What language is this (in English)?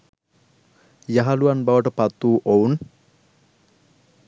Sinhala